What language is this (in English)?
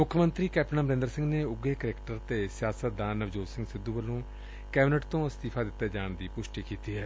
Punjabi